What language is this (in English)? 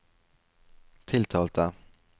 Norwegian